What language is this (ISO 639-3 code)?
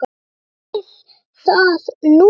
isl